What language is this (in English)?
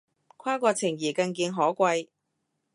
Cantonese